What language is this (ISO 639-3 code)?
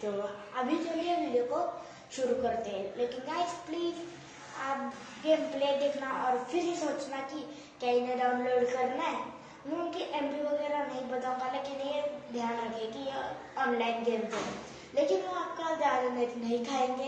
hin